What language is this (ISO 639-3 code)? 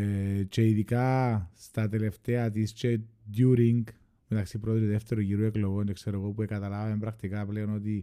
ell